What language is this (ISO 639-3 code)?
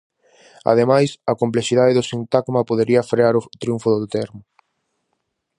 glg